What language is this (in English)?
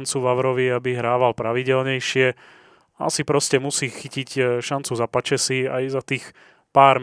Slovak